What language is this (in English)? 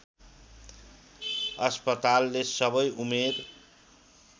Nepali